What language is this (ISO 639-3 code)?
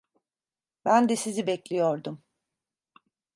tur